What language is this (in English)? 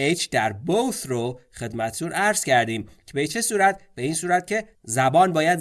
Persian